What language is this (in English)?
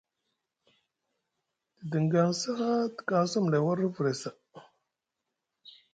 Musgu